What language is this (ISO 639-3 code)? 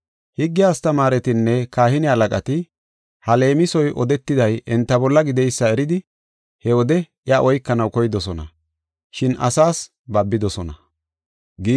gof